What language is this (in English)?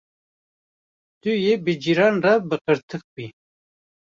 Kurdish